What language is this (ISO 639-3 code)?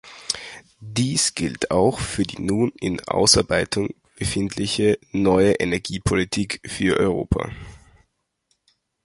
deu